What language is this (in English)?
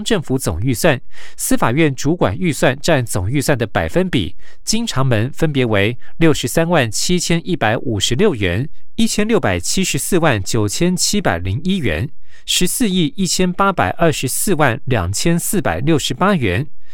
Chinese